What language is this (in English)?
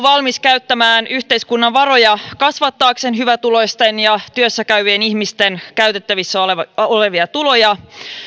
Finnish